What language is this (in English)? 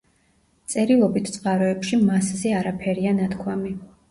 Georgian